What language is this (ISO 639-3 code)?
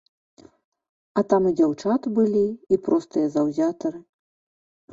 bel